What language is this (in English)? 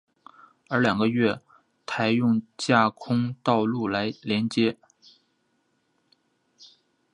Chinese